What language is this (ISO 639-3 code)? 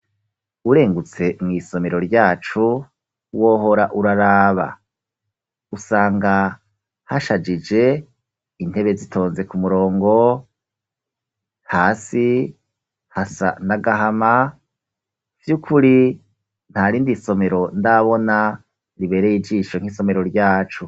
run